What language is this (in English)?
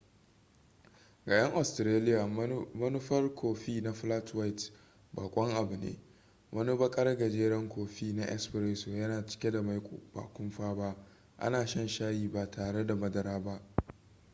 Hausa